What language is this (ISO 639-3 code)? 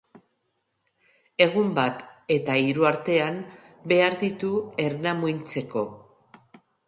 eus